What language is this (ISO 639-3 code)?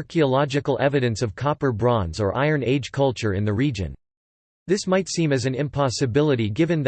eng